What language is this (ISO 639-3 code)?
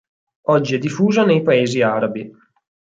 ita